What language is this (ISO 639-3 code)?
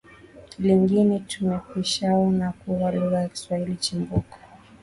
swa